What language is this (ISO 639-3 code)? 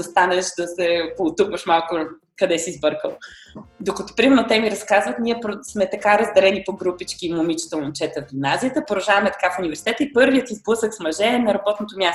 bul